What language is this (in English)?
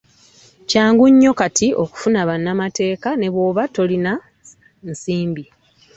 Ganda